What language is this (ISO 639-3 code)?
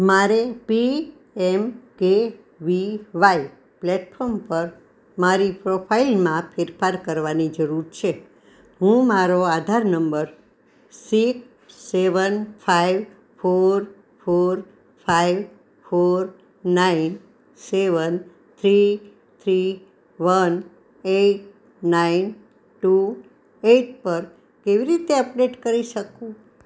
guj